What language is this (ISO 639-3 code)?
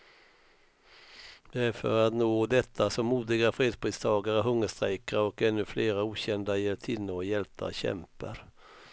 swe